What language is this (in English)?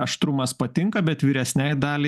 Lithuanian